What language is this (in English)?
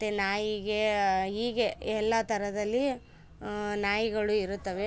Kannada